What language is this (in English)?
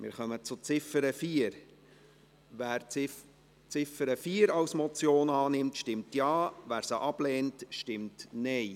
Swiss German